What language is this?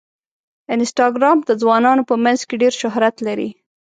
Pashto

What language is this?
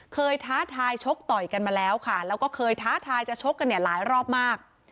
Thai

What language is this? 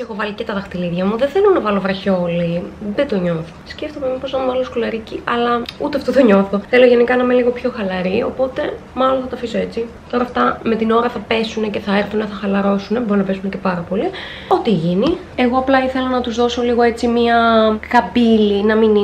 Greek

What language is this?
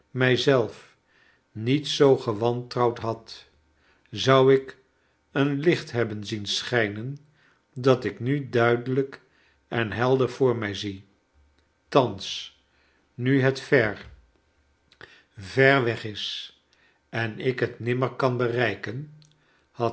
Dutch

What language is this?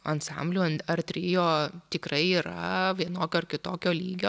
Lithuanian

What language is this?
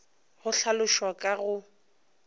Northern Sotho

